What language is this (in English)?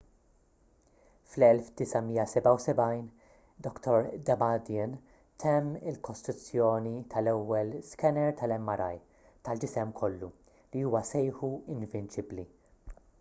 Maltese